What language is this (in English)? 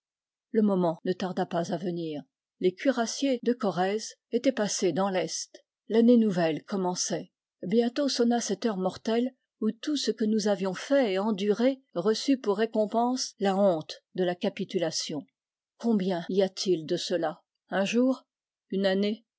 French